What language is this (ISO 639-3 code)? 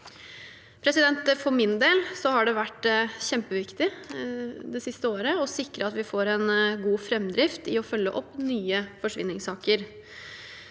nor